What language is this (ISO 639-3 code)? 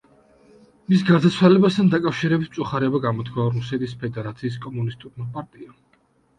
kat